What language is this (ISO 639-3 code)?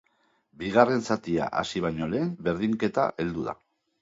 eus